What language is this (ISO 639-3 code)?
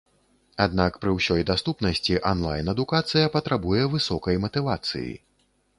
bel